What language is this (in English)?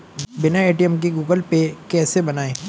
Hindi